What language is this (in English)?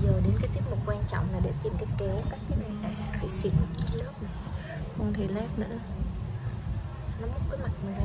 Vietnamese